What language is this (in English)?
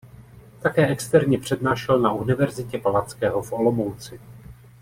Czech